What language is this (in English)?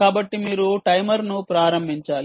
Telugu